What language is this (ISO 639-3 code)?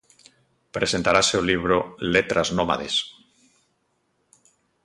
glg